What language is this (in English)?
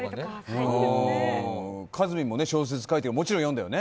Japanese